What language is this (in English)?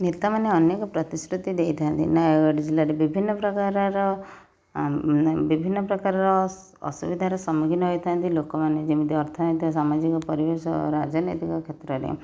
Odia